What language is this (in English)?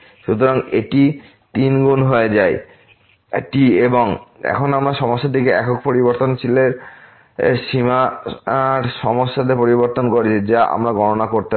Bangla